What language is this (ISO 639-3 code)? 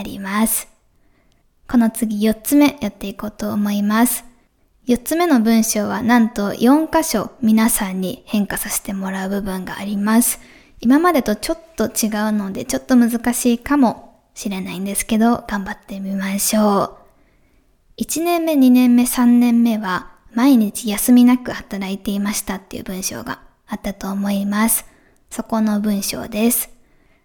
jpn